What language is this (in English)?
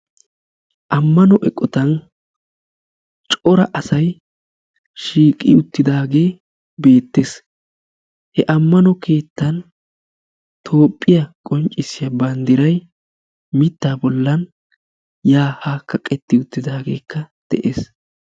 Wolaytta